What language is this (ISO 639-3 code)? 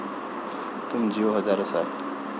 mar